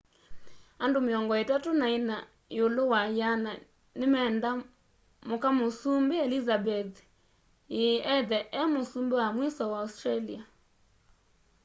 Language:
Kamba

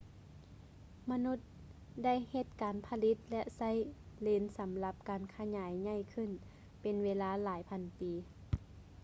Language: Lao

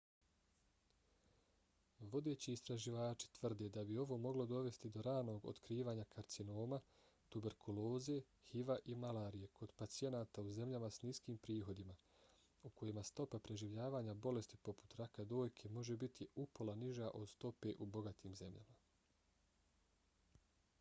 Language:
Bosnian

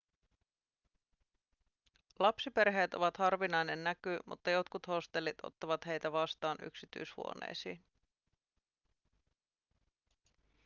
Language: Finnish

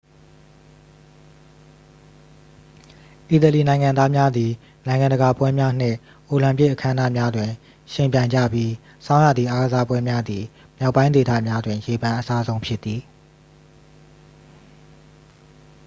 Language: Burmese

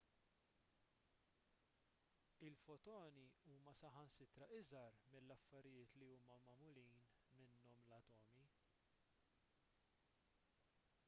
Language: Maltese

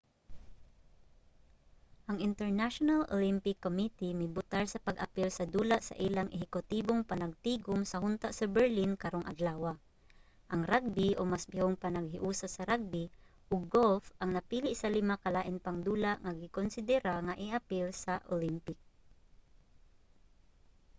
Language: Cebuano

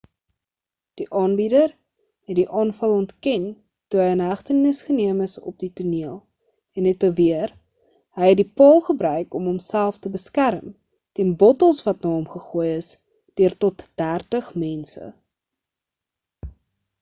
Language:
Afrikaans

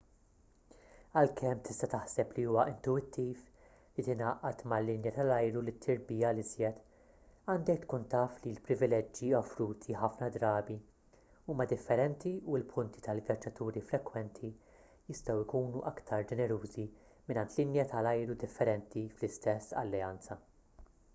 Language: Maltese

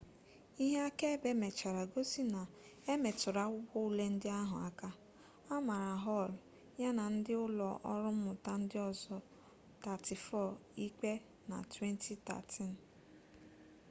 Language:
Igbo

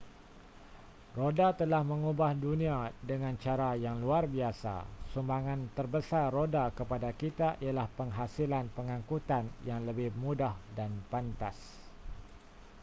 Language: Malay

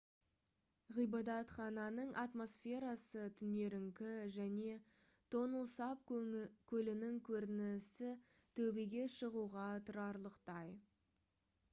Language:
Kazakh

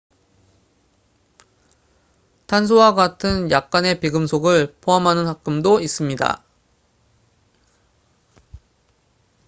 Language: Korean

